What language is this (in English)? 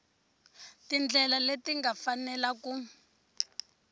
Tsonga